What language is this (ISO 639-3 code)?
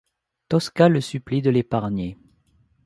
fra